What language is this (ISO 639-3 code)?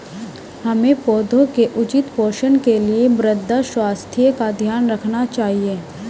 hin